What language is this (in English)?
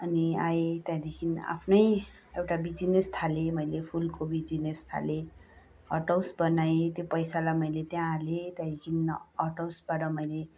Nepali